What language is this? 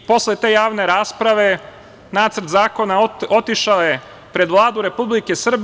Serbian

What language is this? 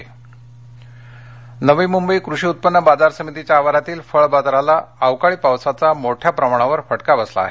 Marathi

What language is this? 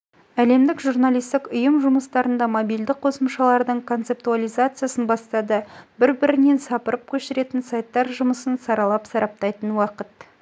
Kazakh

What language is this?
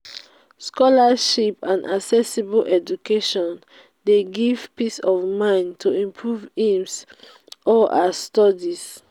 Nigerian Pidgin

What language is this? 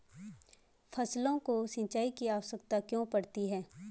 Hindi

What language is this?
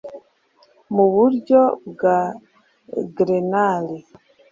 Kinyarwanda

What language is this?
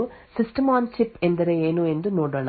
Kannada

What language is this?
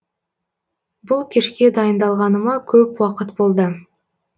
Kazakh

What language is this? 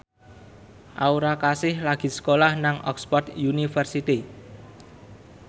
Javanese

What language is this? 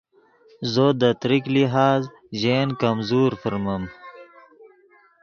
Yidgha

